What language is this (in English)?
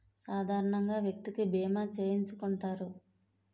Telugu